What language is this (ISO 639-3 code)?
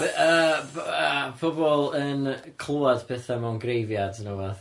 cym